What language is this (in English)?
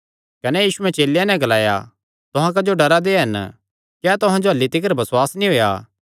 Kangri